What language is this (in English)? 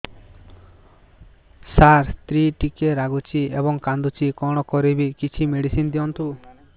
Odia